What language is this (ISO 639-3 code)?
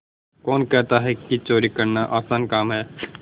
hin